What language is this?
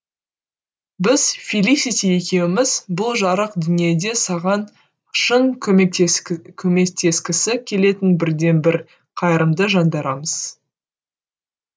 Kazakh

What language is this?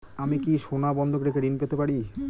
Bangla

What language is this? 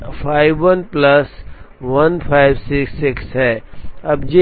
Hindi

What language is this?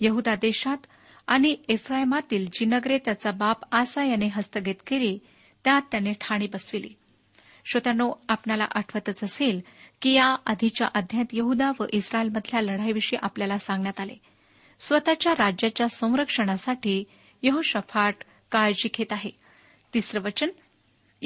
Marathi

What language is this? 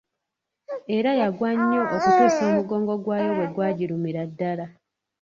Ganda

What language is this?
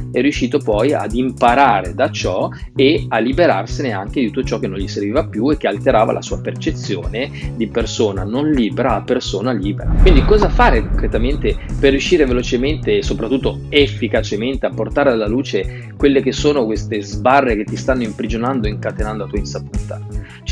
Italian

